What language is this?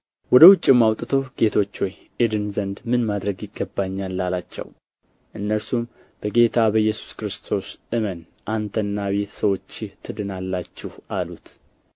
Amharic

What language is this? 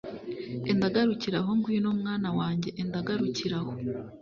Kinyarwanda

